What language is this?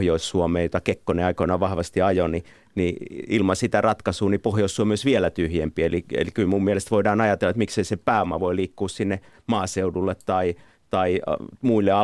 Finnish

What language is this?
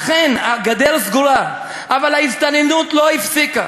Hebrew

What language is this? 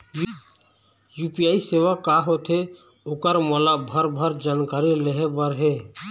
Chhattisgarhi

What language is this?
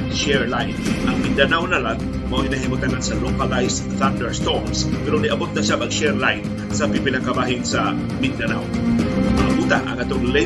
Filipino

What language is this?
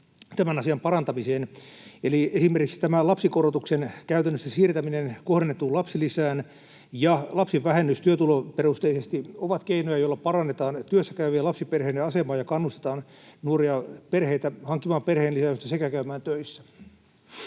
Finnish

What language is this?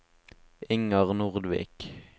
Norwegian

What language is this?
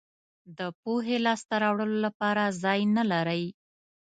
Pashto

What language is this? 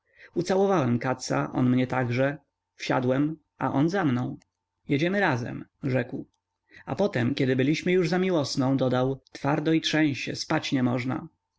Polish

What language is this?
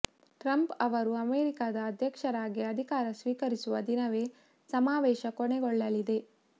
Kannada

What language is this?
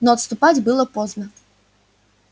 Russian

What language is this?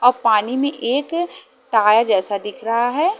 Hindi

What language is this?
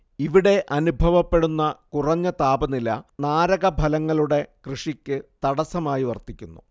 Malayalam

